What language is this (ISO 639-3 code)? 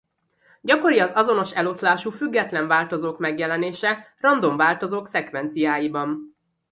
hun